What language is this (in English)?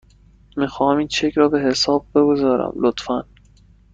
Persian